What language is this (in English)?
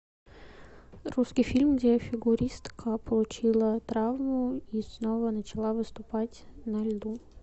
Russian